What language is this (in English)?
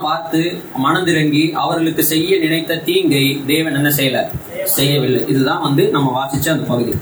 Tamil